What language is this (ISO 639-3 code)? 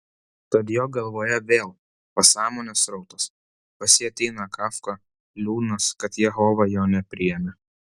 lit